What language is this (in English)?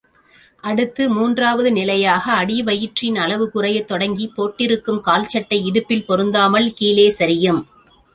Tamil